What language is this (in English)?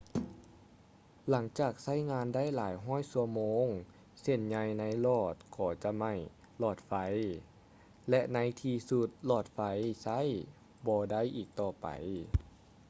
Lao